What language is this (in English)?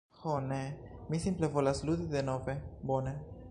Esperanto